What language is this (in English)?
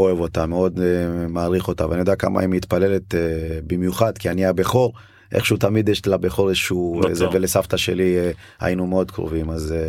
Hebrew